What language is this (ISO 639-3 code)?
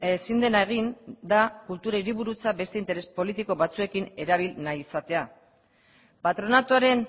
eus